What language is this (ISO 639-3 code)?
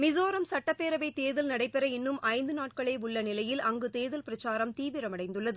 tam